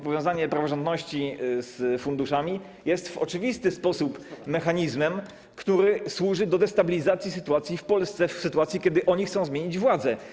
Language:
Polish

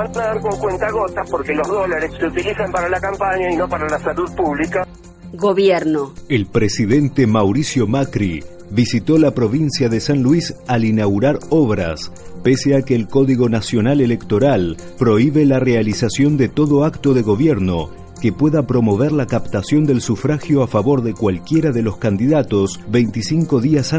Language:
Spanish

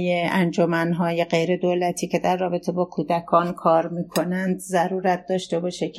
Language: Persian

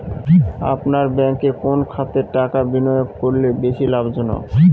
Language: Bangla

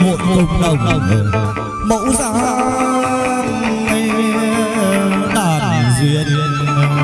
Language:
Vietnamese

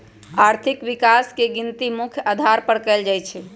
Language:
Magahi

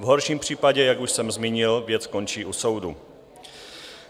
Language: Czech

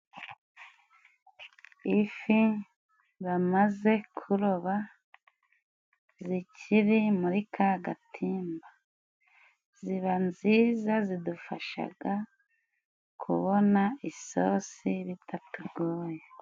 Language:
Kinyarwanda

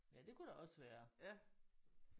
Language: Danish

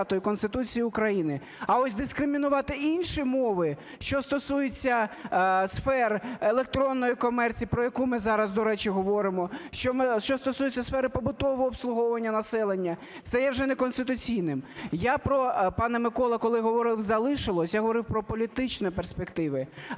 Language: Ukrainian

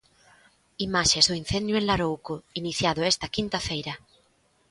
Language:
Galician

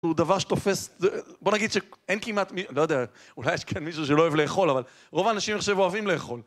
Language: Hebrew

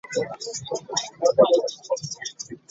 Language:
Ganda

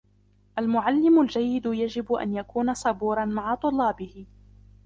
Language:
Arabic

